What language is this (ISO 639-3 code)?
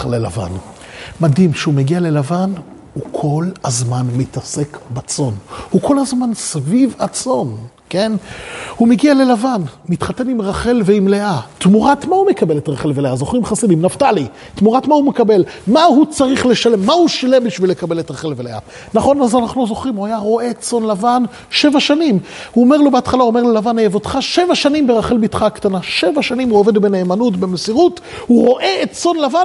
heb